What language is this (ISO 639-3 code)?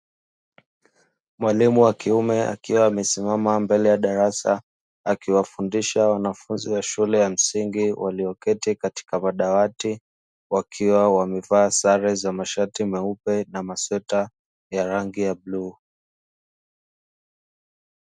swa